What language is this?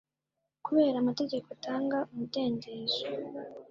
Kinyarwanda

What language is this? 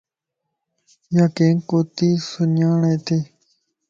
Lasi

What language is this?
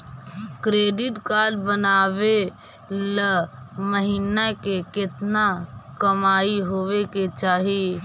Magahi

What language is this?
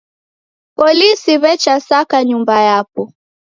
Taita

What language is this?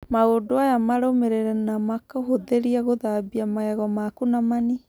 Kikuyu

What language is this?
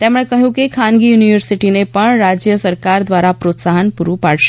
Gujarati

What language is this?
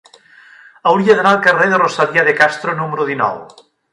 Catalan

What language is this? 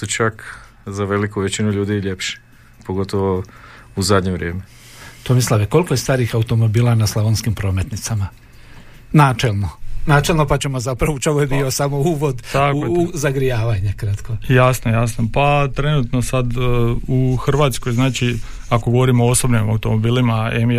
Croatian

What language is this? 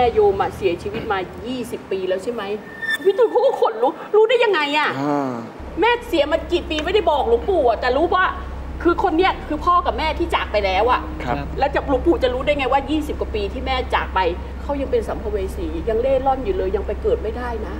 Thai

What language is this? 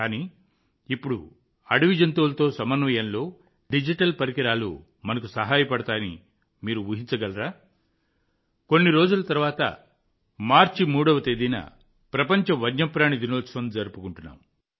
Telugu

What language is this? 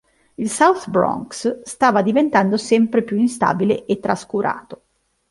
Italian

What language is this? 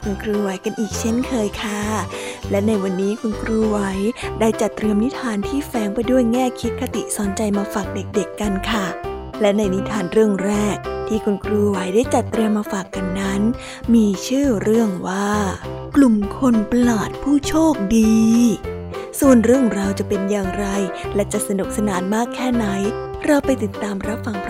Thai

